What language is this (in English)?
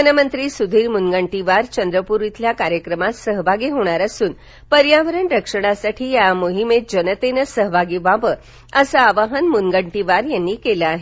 Marathi